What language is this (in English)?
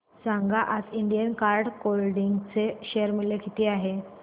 Marathi